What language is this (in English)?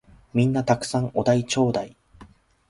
Japanese